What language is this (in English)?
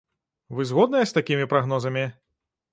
Belarusian